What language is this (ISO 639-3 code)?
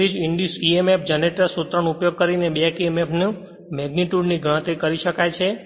guj